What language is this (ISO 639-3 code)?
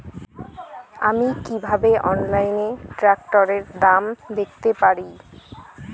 ben